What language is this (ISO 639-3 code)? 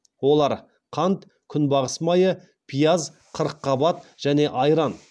kaz